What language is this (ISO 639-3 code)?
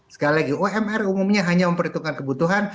ind